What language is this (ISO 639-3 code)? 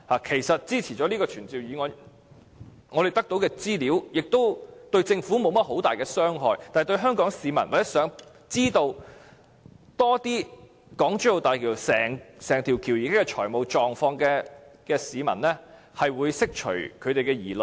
yue